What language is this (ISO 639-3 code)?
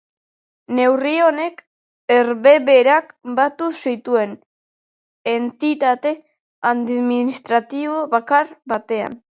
eus